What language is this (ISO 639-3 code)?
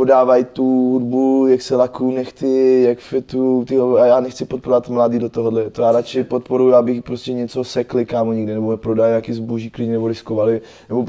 ces